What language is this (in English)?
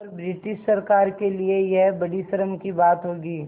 Hindi